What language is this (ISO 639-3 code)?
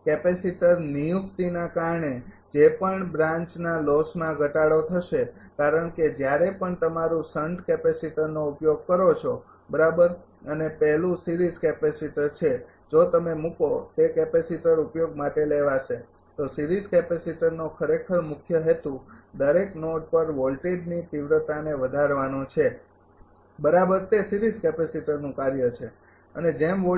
guj